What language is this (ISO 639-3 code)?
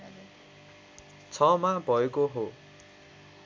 nep